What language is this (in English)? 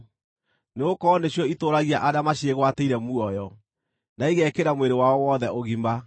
Kikuyu